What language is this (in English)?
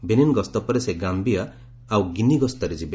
Odia